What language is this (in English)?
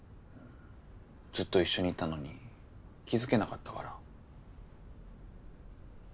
Japanese